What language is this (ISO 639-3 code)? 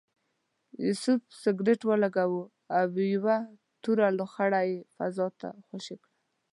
pus